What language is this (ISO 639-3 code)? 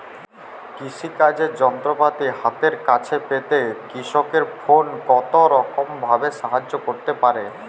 ben